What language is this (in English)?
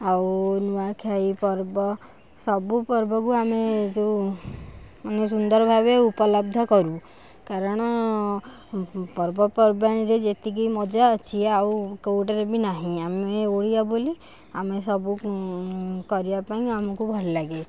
Odia